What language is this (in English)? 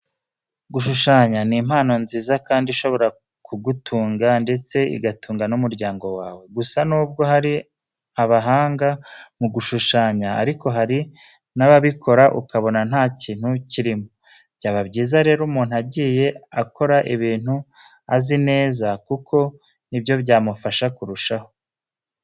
Kinyarwanda